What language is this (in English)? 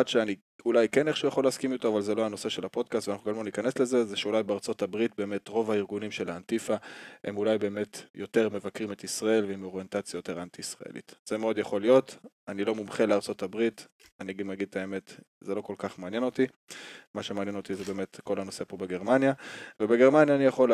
Hebrew